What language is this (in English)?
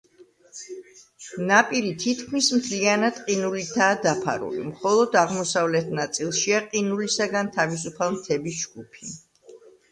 Georgian